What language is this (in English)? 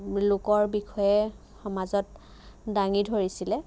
Assamese